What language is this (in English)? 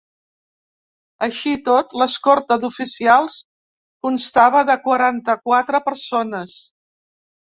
Catalan